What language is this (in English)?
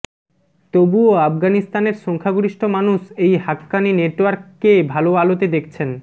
Bangla